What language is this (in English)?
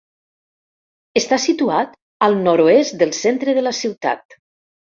Catalan